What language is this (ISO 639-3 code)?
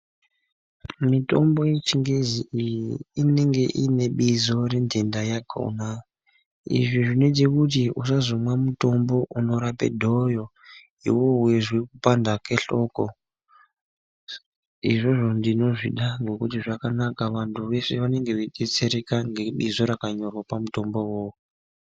ndc